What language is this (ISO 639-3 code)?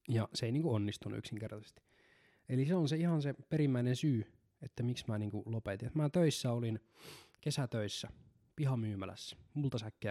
fin